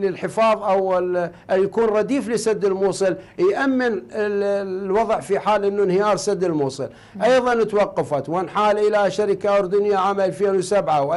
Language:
Arabic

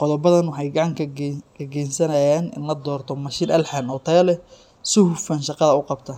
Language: Somali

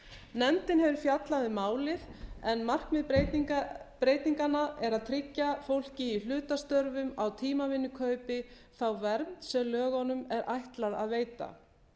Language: Icelandic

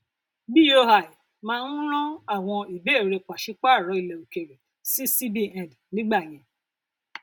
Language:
Yoruba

